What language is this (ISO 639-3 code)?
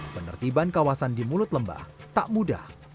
ind